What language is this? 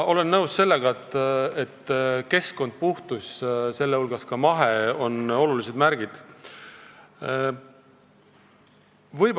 Estonian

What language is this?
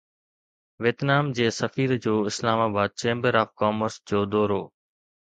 Sindhi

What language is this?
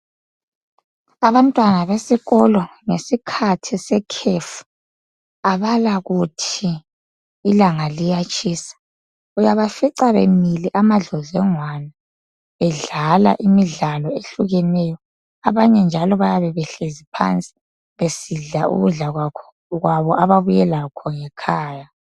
North Ndebele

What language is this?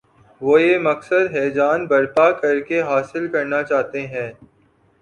Urdu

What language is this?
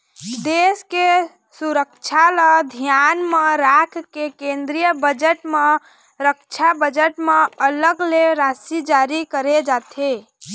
Chhattisgarhi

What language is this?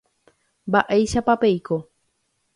Guarani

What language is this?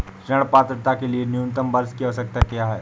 Hindi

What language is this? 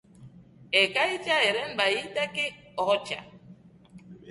Basque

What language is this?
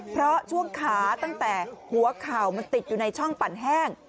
Thai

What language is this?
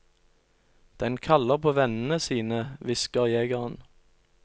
Norwegian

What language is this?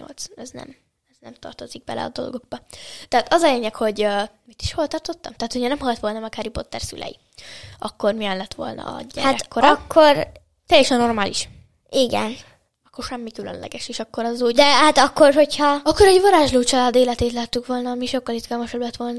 Hungarian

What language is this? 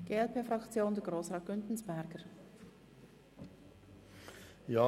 Swiss German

